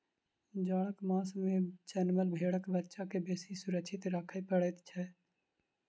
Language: Maithili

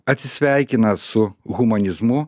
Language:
Lithuanian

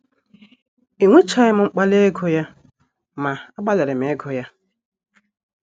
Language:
Igbo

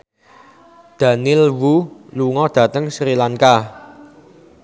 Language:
Javanese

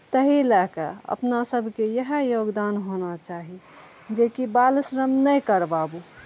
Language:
Maithili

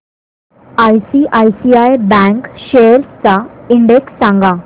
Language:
Marathi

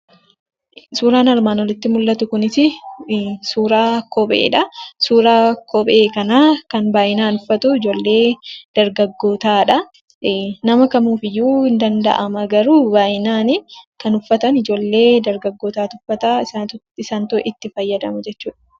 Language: Oromo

